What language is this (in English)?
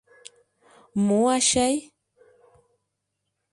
Mari